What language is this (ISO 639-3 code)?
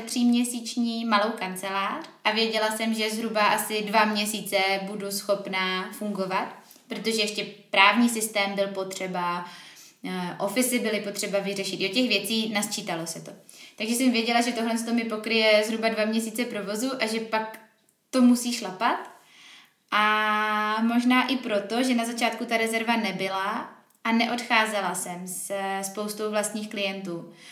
ces